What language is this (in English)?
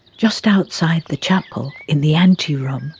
English